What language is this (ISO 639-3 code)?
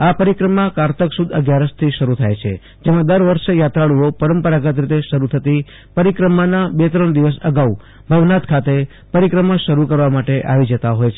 guj